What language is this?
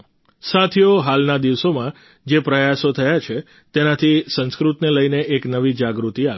Gujarati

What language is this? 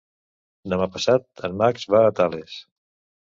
Catalan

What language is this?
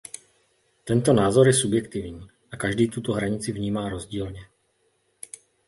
Czech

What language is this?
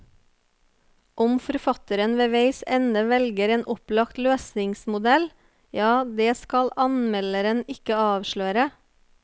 Norwegian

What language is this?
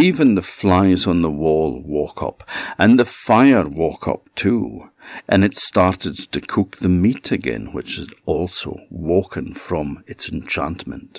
English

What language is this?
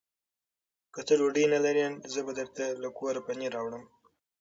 Pashto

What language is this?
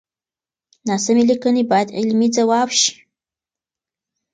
Pashto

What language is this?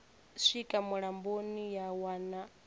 Venda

